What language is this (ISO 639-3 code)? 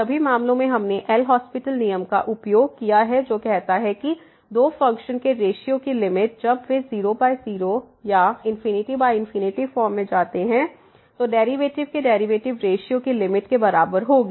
hin